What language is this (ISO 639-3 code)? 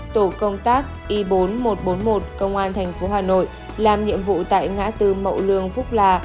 vie